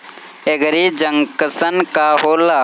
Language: Bhojpuri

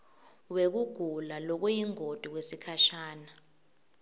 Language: Swati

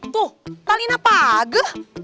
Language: Indonesian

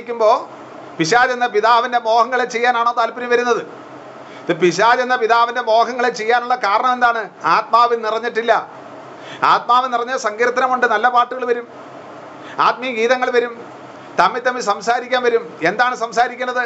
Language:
Malayalam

